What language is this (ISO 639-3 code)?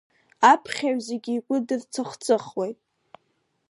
abk